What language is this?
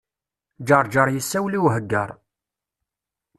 Kabyle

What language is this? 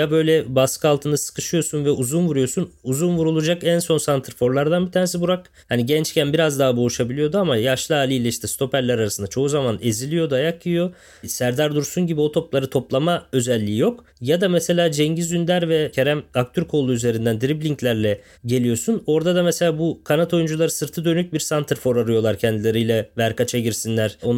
Turkish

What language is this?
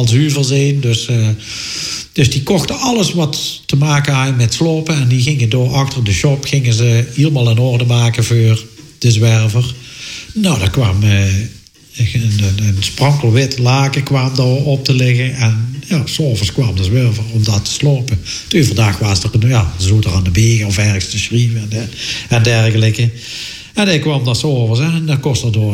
Dutch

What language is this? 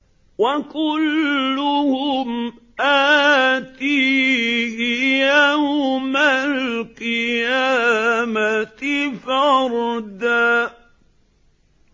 Arabic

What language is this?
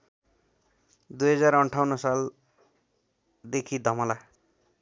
Nepali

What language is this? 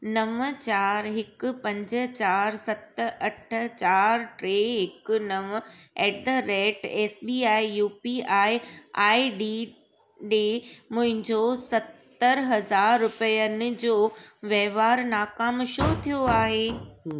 Sindhi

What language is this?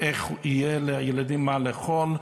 Hebrew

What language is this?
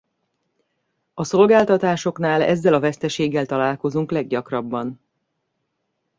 Hungarian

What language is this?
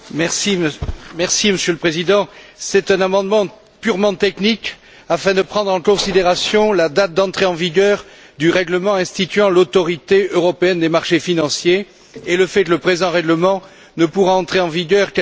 French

